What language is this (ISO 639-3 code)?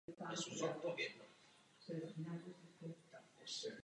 ces